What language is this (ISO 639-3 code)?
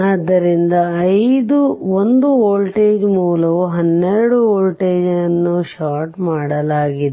kan